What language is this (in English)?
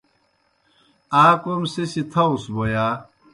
Kohistani Shina